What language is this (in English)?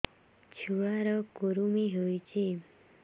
Odia